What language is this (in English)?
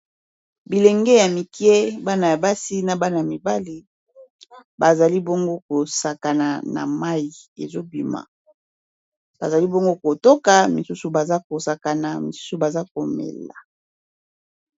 Lingala